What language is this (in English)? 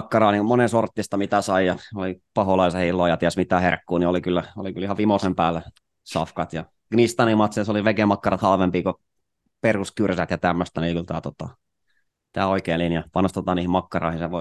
Finnish